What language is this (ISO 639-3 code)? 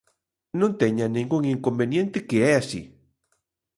glg